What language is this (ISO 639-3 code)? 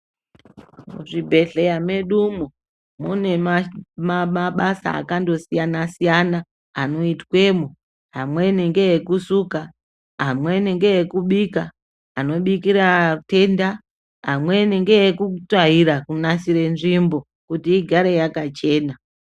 ndc